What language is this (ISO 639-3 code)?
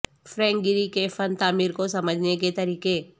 urd